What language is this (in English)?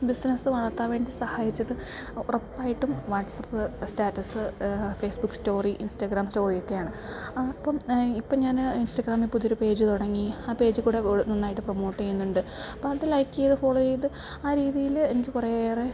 Malayalam